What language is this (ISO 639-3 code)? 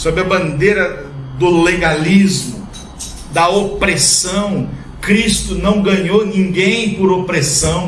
por